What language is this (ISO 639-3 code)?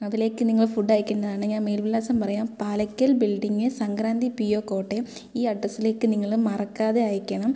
mal